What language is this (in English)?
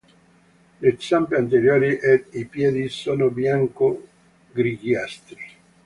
Italian